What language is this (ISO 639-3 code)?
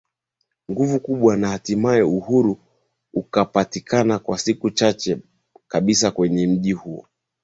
swa